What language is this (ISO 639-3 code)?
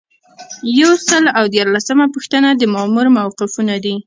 pus